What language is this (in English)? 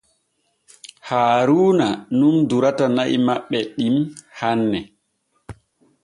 Borgu Fulfulde